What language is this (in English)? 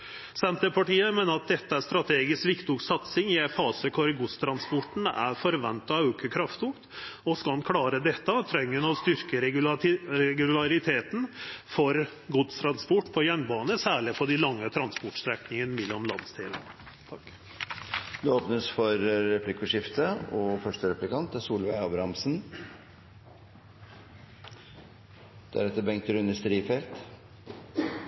Norwegian